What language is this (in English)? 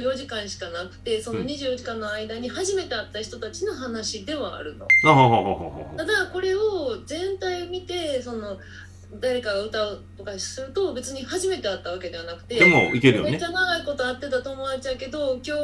Japanese